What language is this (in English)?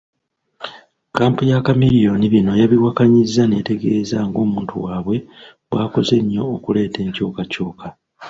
Ganda